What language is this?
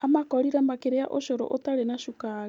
Kikuyu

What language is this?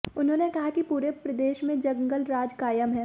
Hindi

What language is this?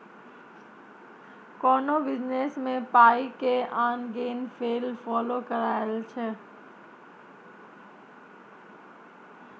Maithili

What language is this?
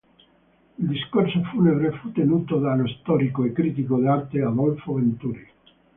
Italian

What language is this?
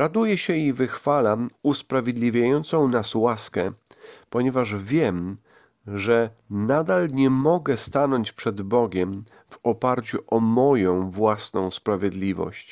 Polish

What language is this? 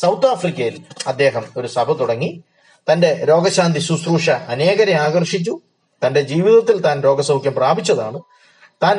Malayalam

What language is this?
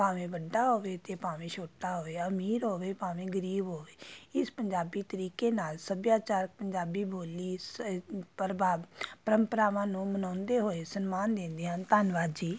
Punjabi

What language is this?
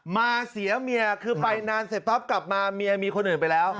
Thai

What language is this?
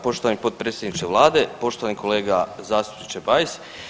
Croatian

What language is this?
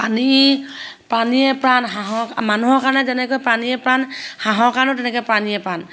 Assamese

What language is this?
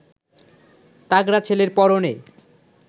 Bangla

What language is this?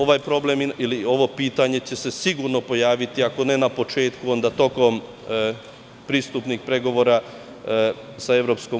Serbian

